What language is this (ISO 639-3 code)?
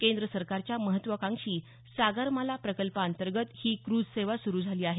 mar